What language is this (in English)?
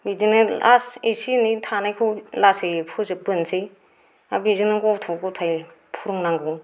Bodo